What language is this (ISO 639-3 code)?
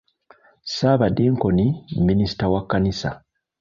lug